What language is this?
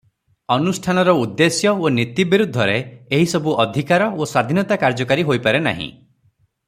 Odia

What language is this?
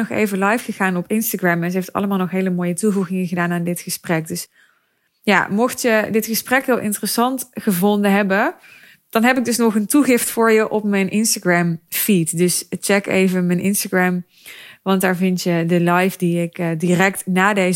Dutch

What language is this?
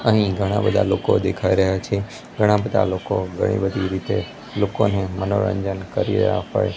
Gujarati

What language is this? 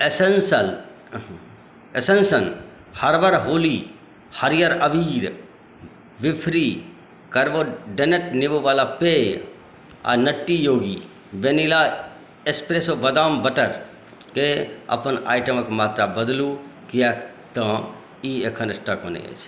Maithili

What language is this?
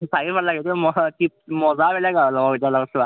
Assamese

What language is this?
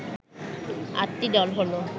Bangla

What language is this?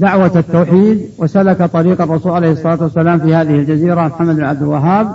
Arabic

